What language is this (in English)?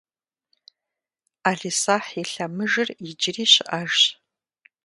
Kabardian